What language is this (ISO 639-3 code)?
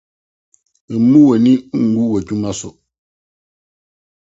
aka